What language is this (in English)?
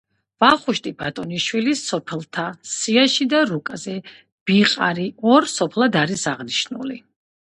Georgian